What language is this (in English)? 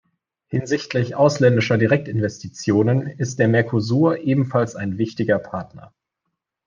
German